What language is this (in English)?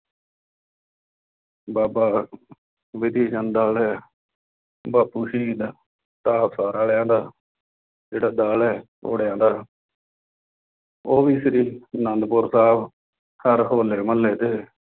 Punjabi